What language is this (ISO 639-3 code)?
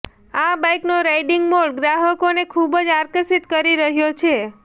guj